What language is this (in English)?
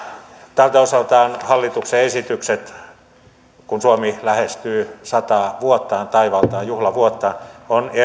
Finnish